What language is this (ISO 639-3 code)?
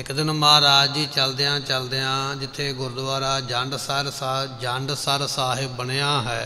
pan